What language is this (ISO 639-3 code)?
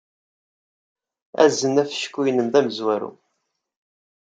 kab